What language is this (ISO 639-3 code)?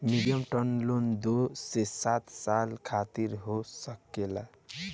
bho